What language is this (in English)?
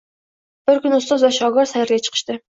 Uzbek